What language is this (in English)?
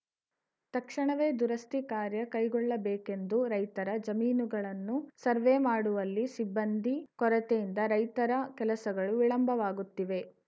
Kannada